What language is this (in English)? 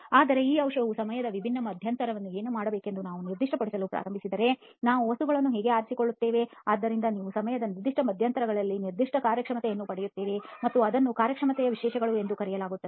Kannada